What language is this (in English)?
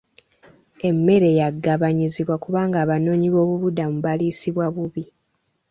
Ganda